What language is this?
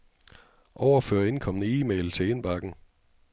Danish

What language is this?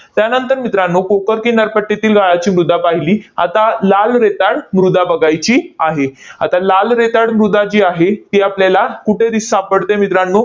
Marathi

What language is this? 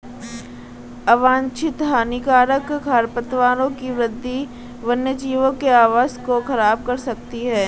Hindi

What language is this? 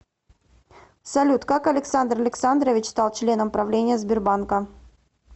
Russian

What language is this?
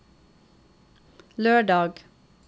Norwegian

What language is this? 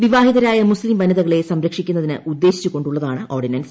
Malayalam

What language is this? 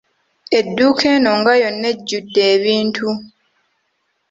Ganda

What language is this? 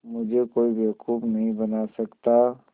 Hindi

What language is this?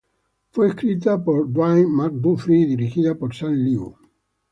Spanish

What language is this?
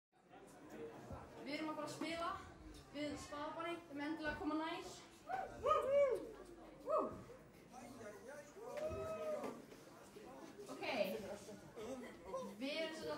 Dutch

